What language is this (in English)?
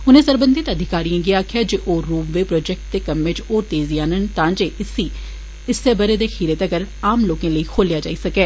Dogri